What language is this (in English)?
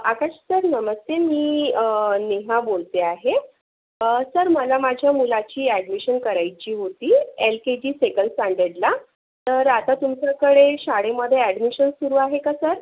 Marathi